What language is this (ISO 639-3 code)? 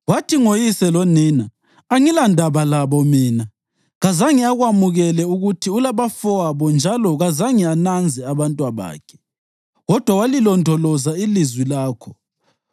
nde